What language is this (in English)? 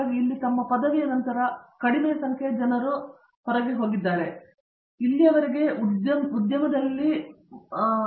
Kannada